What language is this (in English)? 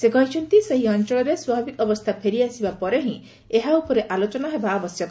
Odia